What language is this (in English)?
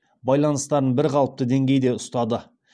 Kazakh